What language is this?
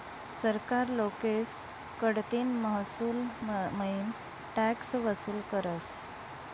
Marathi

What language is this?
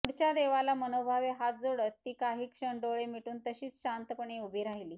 Marathi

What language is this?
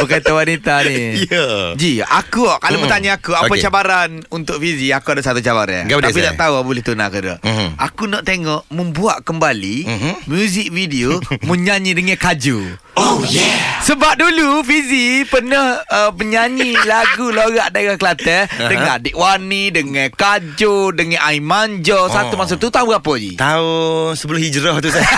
Malay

